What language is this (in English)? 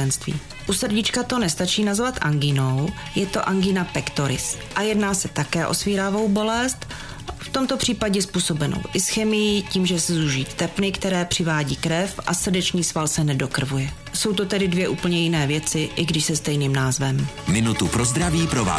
Czech